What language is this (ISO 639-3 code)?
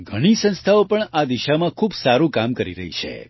guj